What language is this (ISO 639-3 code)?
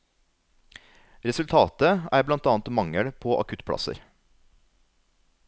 nor